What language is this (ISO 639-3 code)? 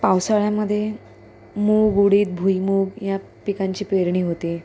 mar